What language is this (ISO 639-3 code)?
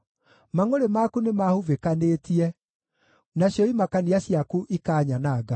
kik